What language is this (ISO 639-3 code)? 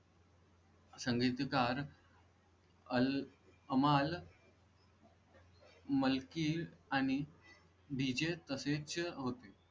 mar